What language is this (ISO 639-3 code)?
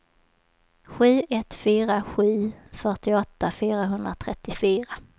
swe